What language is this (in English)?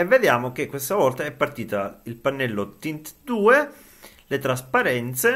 Italian